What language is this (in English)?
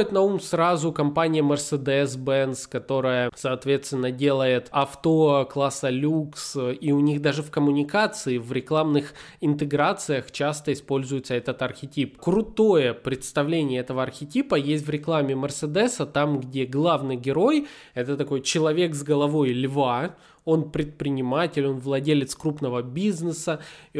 Russian